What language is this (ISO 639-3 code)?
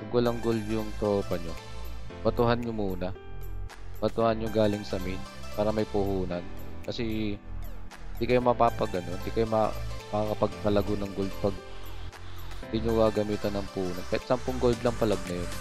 fil